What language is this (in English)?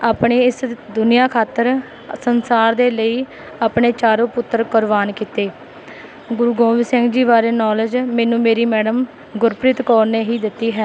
Punjabi